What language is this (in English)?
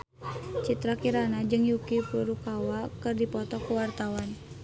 Sundanese